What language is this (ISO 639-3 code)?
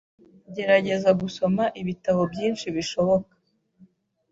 kin